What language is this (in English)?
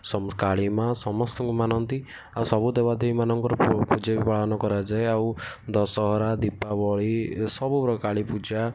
Odia